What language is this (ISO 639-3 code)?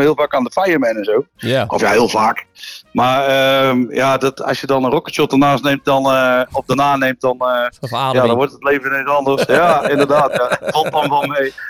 nld